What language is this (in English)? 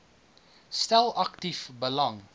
Afrikaans